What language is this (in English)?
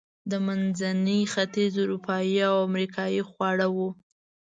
Pashto